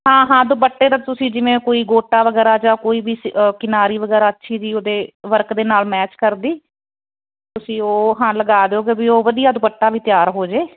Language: Punjabi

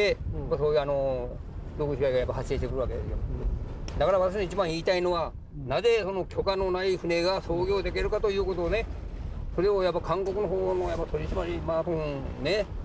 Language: Korean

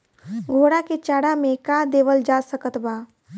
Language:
Bhojpuri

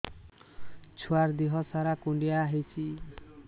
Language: Odia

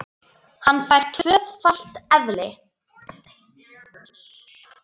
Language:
Icelandic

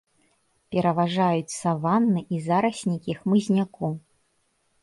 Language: Belarusian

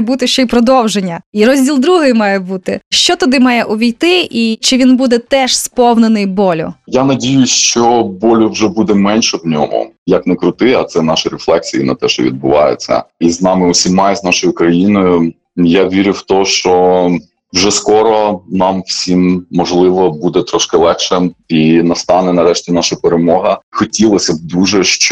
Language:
Ukrainian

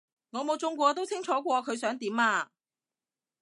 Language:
Cantonese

